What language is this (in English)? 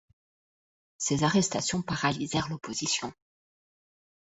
French